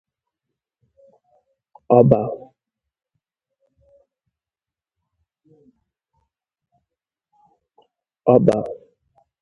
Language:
Igbo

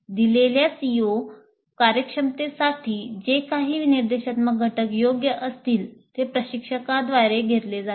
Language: Marathi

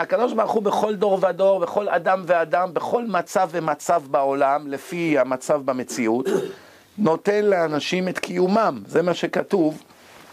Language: Hebrew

